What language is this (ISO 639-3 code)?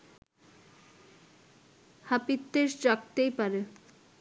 ben